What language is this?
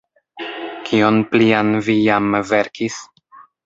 Esperanto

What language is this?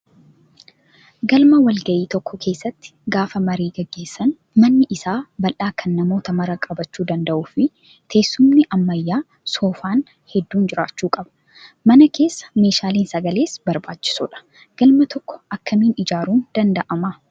Oromo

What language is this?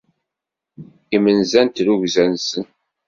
Kabyle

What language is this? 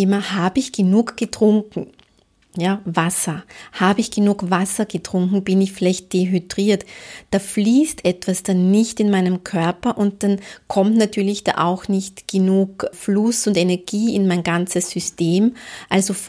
German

